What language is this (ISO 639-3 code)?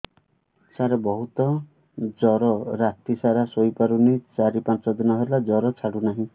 ori